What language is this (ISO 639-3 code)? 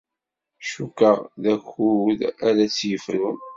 kab